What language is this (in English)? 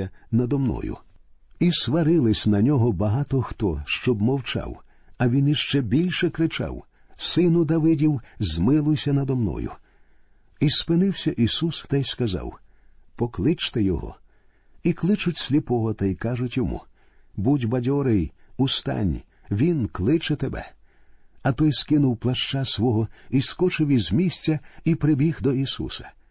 Ukrainian